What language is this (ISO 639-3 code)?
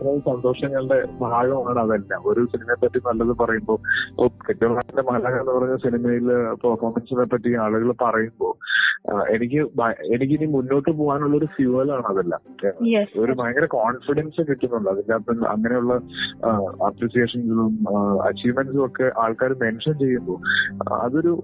mal